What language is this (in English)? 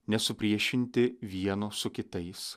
Lithuanian